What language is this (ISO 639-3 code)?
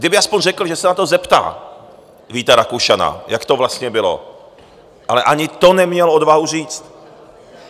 ces